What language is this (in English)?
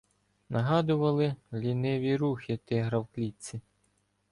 Ukrainian